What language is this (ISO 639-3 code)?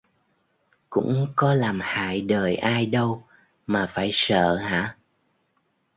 vie